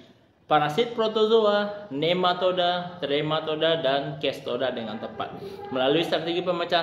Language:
Indonesian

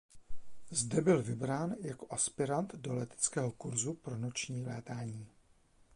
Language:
Czech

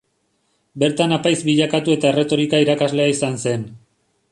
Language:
Basque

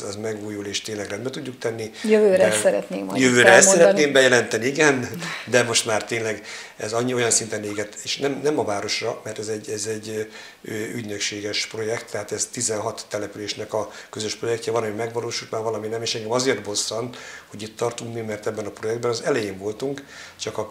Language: Hungarian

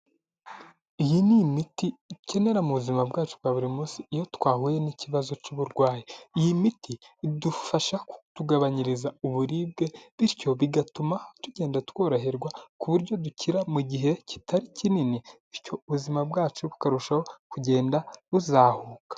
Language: Kinyarwanda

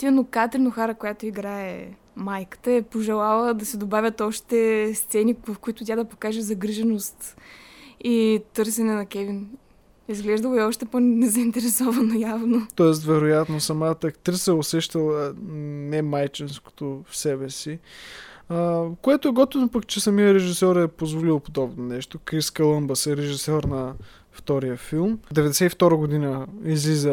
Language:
Bulgarian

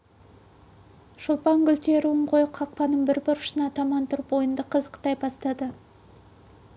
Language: Kazakh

